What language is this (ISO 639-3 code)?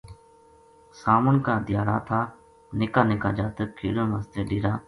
gju